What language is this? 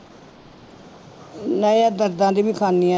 Punjabi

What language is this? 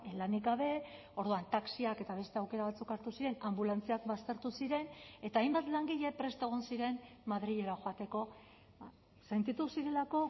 Basque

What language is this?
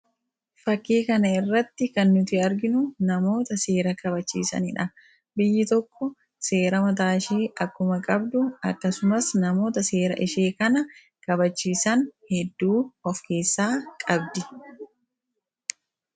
Oromo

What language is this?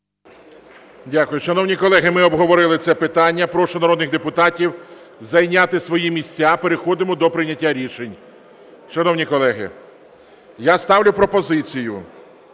Ukrainian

